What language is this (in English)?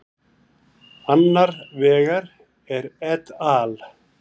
Icelandic